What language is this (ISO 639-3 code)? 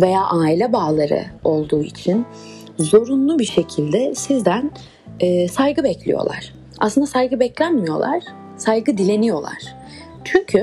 tur